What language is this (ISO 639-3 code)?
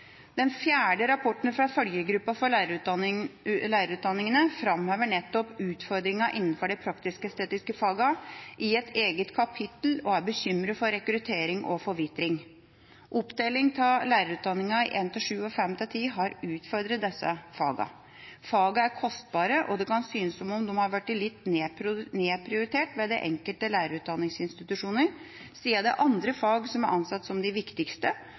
nob